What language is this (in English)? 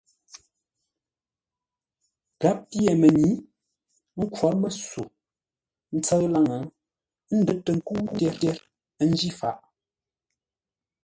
Ngombale